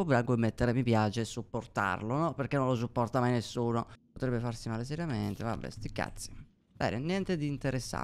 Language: Italian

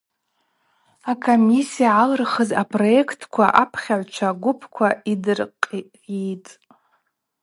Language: Abaza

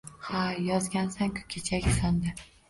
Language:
Uzbek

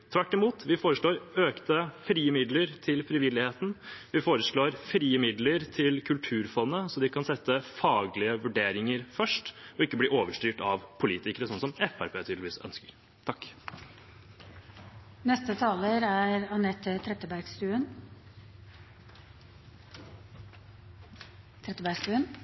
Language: Norwegian Bokmål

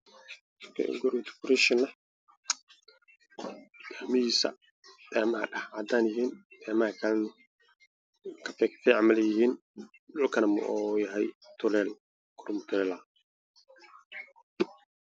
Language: Somali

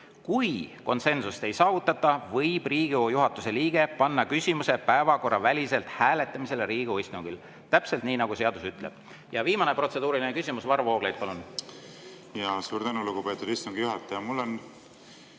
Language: Estonian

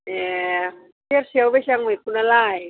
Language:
Bodo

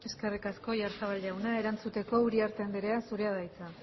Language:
Basque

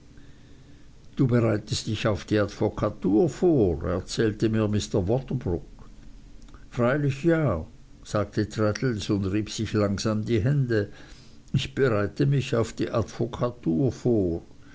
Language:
German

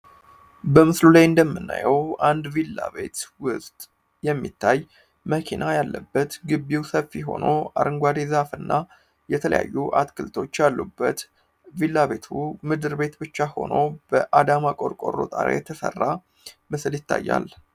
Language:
Amharic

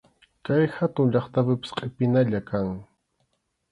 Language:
Arequipa-La Unión Quechua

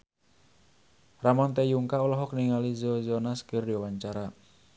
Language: Sundanese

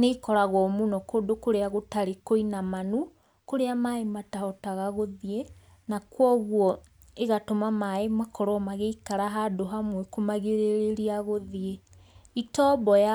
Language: Kikuyu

